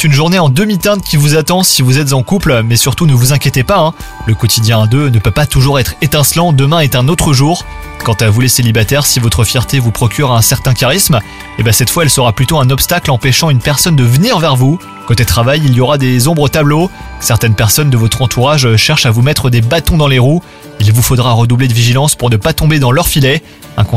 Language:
French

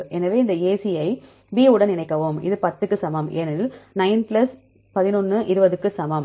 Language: Tamil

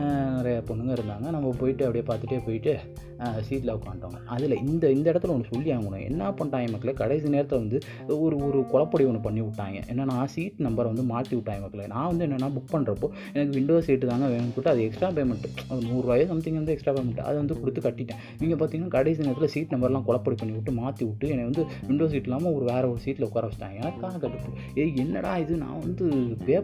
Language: Tamil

